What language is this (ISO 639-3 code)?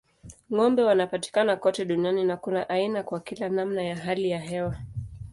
swa